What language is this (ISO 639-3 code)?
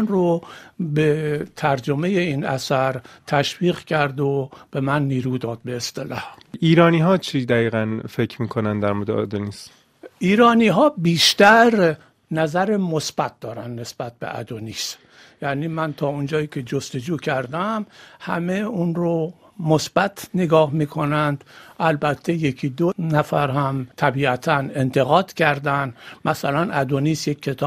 fas